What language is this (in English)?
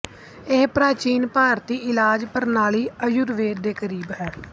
Punjabi